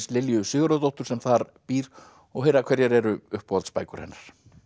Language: Icelandic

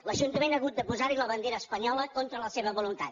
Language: Catalan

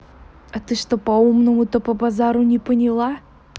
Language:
Russian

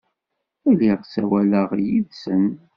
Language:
Kabyle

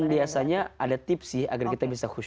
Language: Indonesian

